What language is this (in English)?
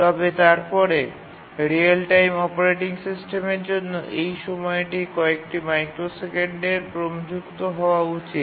Bangla